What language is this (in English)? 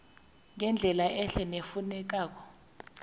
South Ndebele